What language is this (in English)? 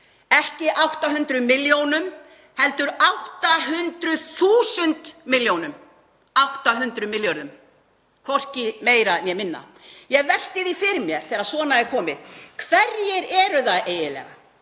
Icelandic